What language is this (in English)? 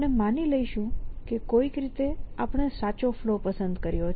Gujarati